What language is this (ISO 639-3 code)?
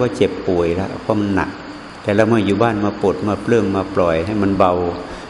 tha